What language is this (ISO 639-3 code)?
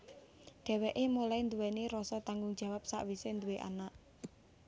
jav